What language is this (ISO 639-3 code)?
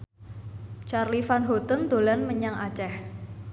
jav